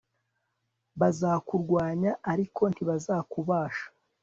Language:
Kinyarwanda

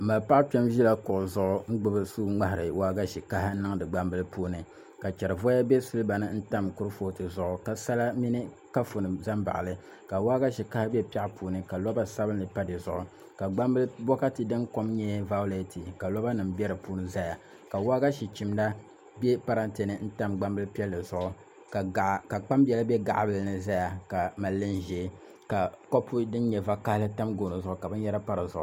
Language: Dagbani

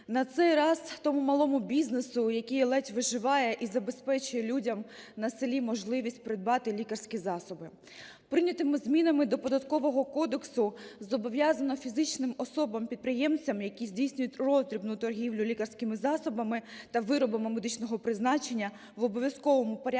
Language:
Ukrainian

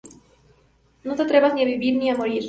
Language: Spanish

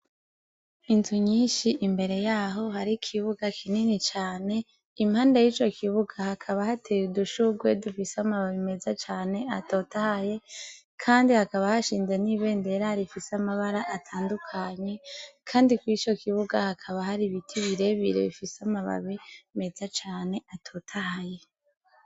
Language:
Rundi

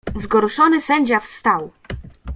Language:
Polish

